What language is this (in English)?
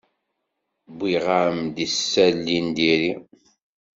Kabyle